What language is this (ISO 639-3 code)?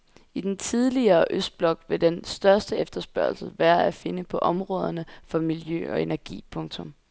dan